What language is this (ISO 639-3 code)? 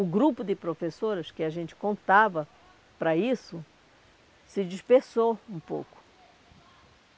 por